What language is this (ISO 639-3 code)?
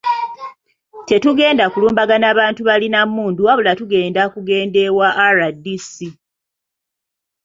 lug